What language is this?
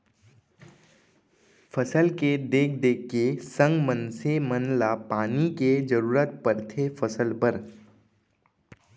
Chhattisgarhi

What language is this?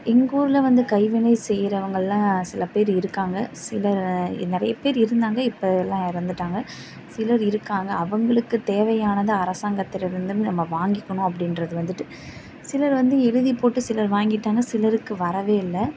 Tamil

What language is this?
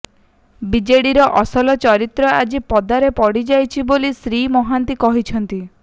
Odia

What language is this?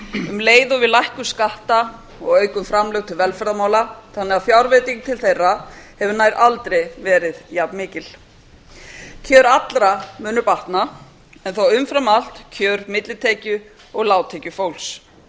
Icelandic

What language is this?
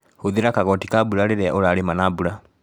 Kikuyu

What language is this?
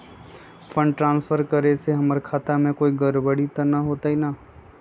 Magahi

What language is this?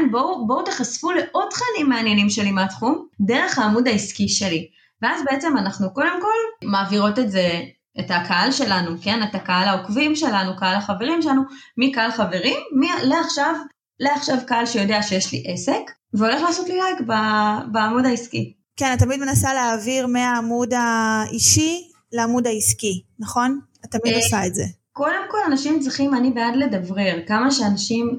Hebrew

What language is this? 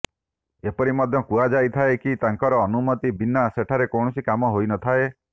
Odia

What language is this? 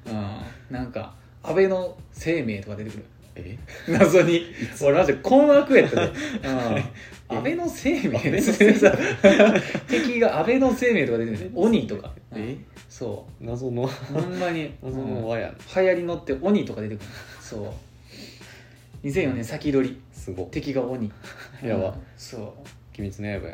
Japanese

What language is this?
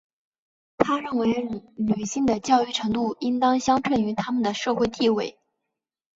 Chinese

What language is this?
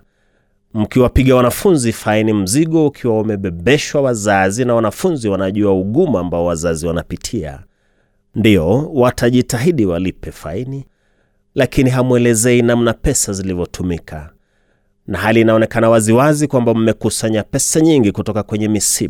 Swahili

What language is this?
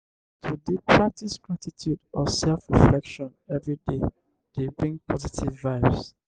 Nigerian Pidgin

